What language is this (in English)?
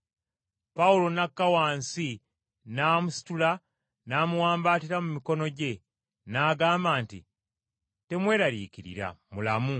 Ganda